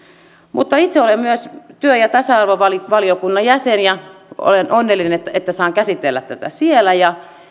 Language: Finnish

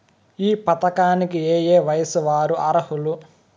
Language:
Telugu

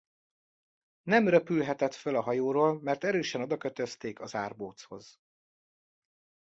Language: Hungarian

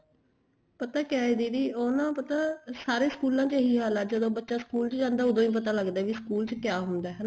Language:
Punjabi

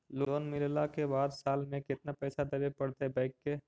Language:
Magahi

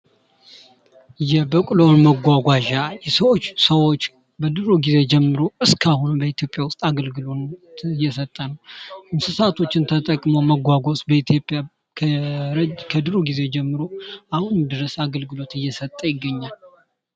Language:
Amharic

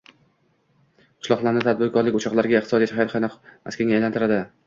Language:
Uzbek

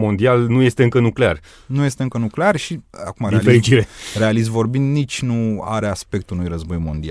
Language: Romanian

